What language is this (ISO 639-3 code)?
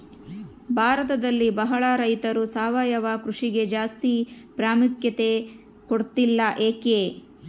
kan